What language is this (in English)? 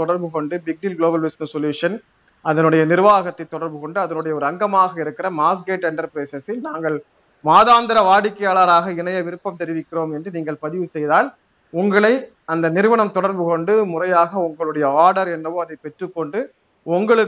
Tamil